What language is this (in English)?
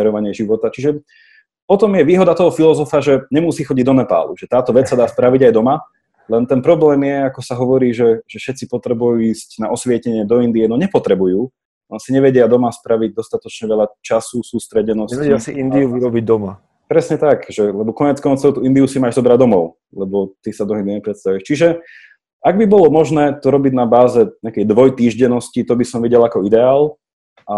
Slovak